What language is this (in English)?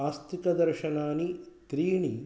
Sanskrit